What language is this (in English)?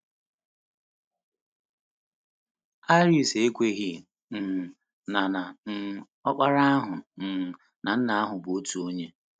Igbo